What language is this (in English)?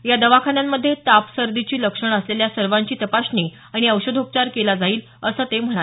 Marathi